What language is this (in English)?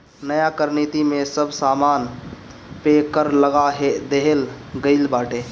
Bhojpuri